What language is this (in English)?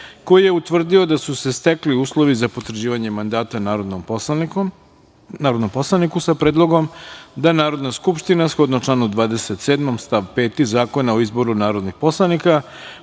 Serbian